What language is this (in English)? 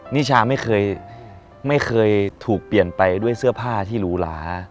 Thai